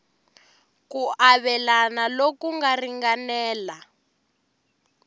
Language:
Tsonga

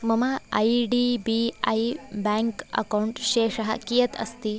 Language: Sanskrit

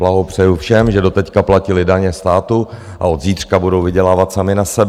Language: Czech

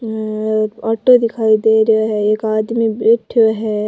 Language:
Rajasthani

